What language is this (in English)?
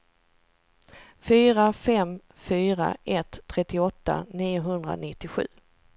Swedish